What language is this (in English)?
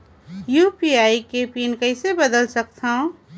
Chhattisgarhi